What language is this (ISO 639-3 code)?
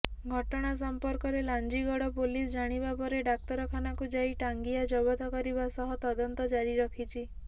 ori